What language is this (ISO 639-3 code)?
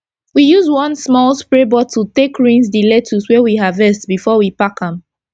pcm